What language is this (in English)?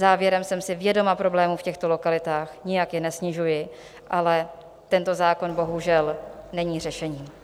Czech